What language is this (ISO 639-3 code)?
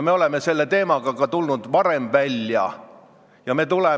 est